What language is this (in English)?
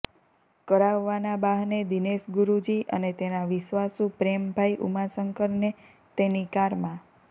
Gujarati